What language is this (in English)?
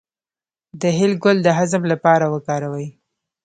Pashto